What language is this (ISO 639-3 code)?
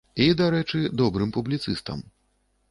bel